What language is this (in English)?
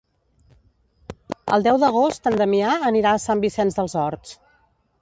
Catalan